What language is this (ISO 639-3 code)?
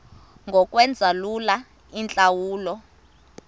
xho